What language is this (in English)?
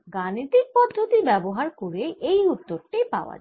Bangla